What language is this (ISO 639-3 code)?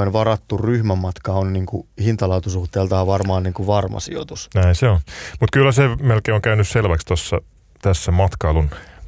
fin